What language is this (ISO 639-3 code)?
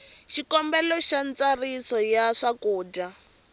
tso